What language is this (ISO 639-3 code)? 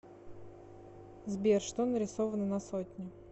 rus